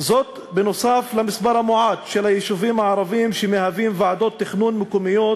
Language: Hebrew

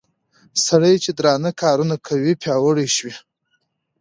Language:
Pashto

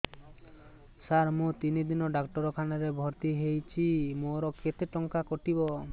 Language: Odia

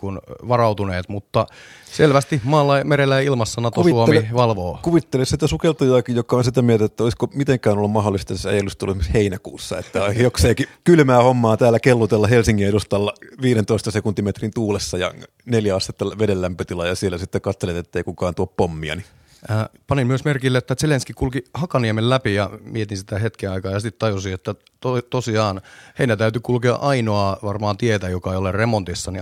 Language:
Finnish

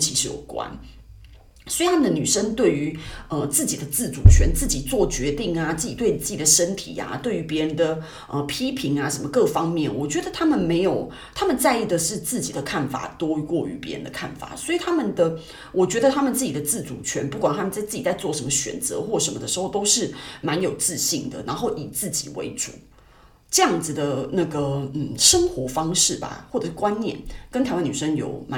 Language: Chinese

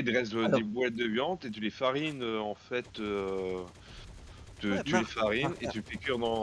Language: French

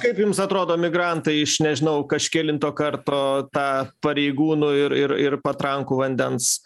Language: Lithuanian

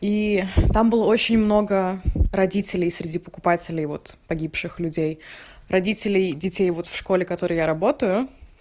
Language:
Russian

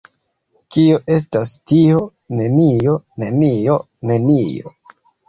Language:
Esperanto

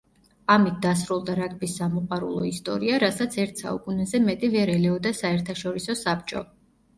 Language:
Georgian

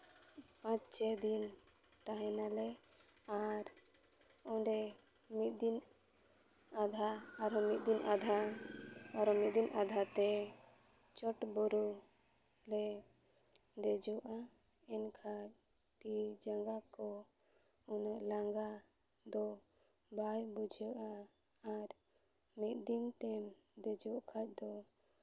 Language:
Santali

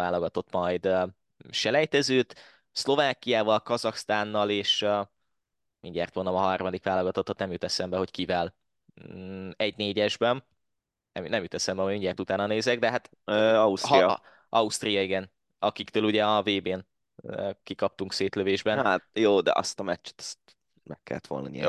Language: Hungarian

